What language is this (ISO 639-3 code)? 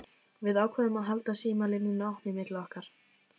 isl